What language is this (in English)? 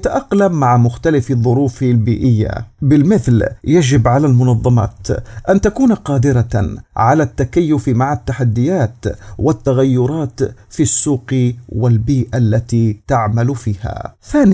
Arabic